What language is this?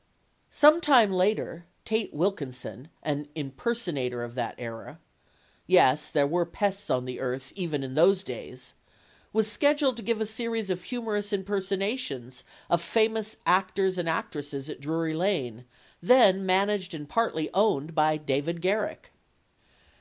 English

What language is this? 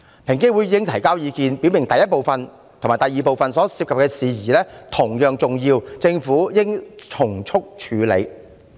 Cantonese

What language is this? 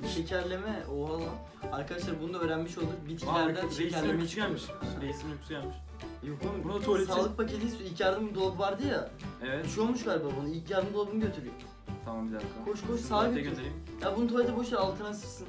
Turkish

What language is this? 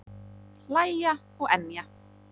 Icelandic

